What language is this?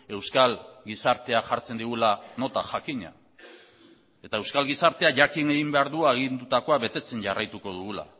Basque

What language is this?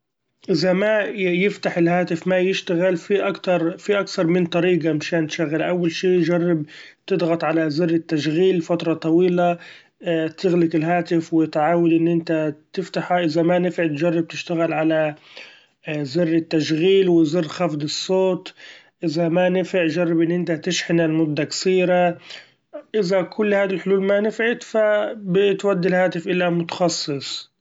Gulf Arabic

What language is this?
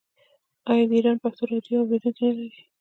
Pashto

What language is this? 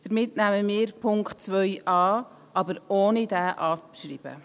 Swiss German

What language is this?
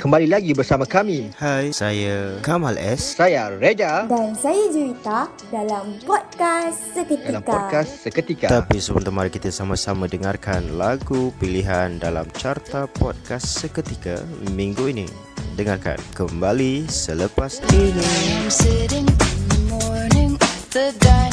Malay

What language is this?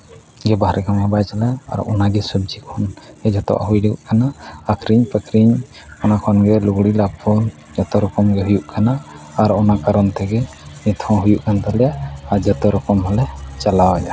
Santali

